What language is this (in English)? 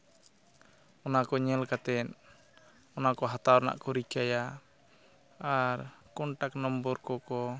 Santali